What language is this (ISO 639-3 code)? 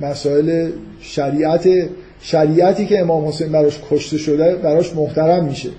fas